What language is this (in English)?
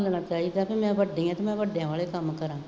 Punjabi